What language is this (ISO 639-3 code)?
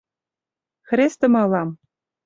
chm